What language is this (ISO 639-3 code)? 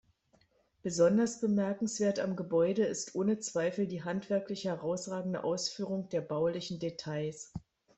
deu